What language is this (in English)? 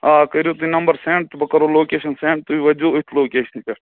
Kashmiri